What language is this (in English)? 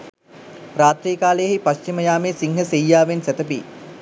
Sinhala